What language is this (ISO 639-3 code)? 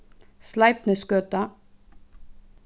fao